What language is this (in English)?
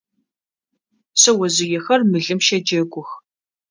Adyghe